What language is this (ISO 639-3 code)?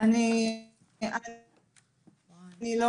heb